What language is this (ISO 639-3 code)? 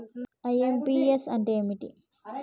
tel